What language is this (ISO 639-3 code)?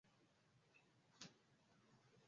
swa